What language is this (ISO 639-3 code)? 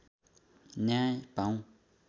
nep